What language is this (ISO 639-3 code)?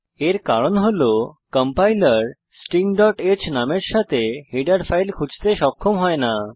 ben